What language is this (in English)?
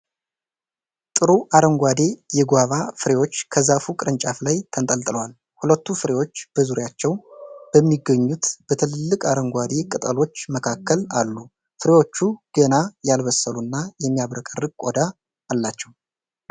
Amharic